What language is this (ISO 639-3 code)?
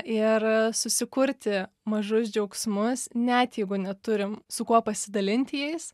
lit